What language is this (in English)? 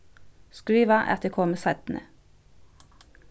Faroese